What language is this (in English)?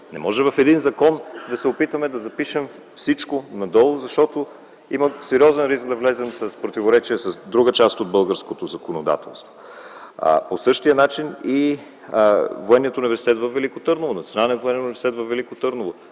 Bulgarian